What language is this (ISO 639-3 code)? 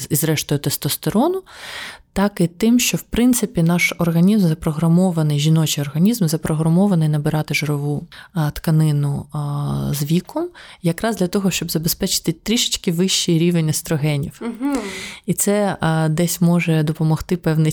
ukr